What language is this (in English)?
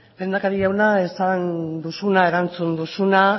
Basque